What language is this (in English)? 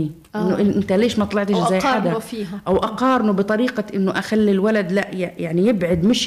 Arabic